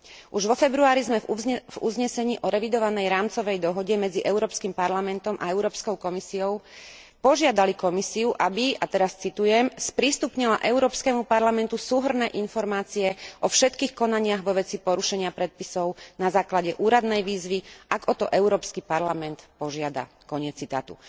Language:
Slovak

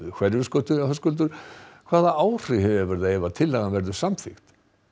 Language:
Icelandic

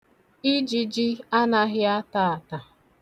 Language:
Igbo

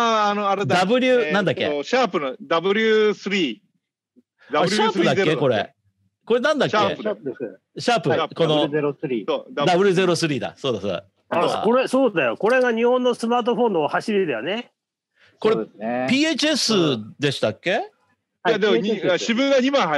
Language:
Japanese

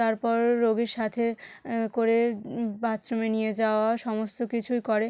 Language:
Bangla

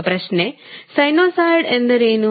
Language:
Kannada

